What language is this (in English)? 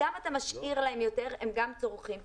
Hebrew